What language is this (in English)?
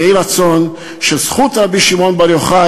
Hebrew